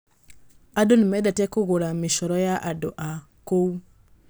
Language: Kikuyu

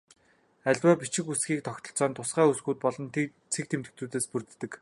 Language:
Mongolian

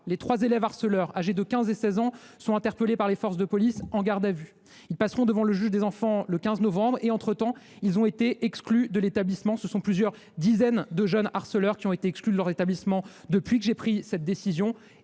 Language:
French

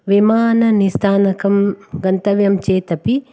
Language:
Sanskrit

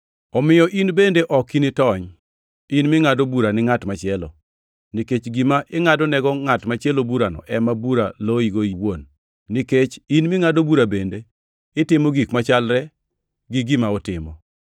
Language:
Luo (Kenya and Tanzania)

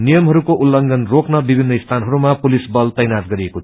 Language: Nepali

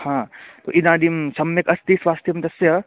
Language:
Sanskrit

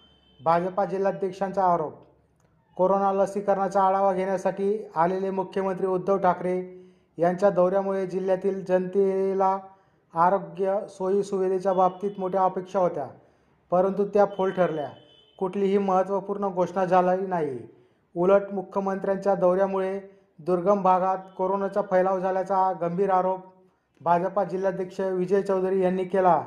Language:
Marathi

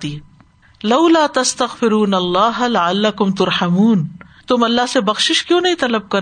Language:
Urdu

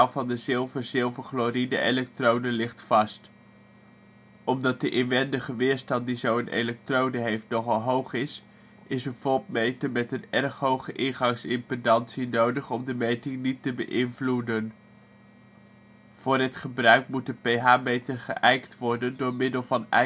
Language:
Dutch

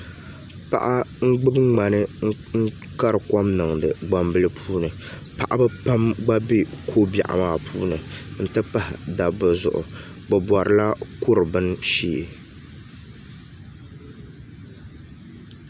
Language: Dagbani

